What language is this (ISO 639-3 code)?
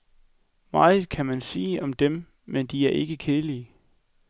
dan